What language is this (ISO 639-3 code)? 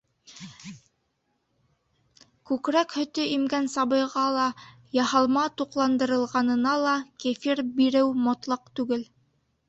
bak